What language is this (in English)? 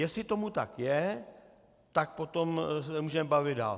Czech